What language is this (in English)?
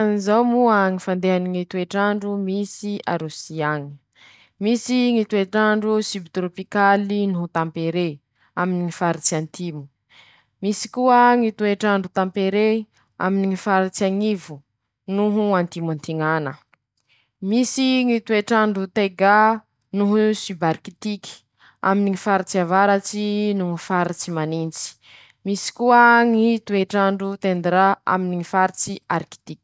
Masikoro Malagasy